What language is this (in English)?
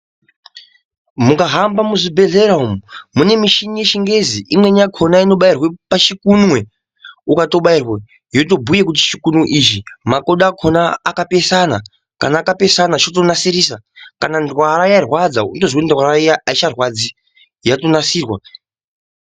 Ndau